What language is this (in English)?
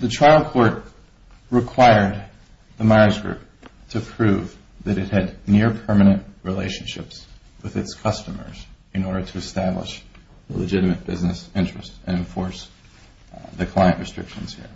English